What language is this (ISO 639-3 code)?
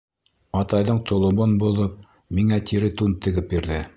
bak